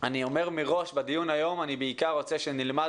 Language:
Hebrew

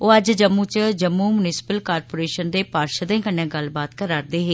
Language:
Dogri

